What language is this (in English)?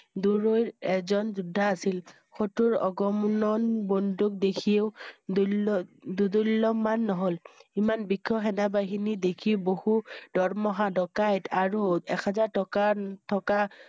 Assamese